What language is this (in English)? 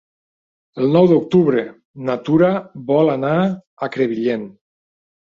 Catalan